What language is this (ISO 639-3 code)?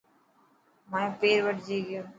mki